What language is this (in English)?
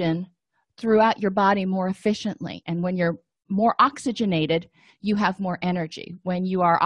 English